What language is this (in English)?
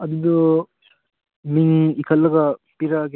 Manipuri